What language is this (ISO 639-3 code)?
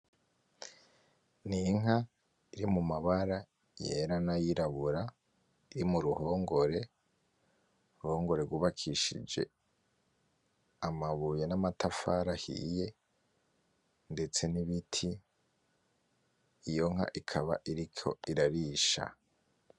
run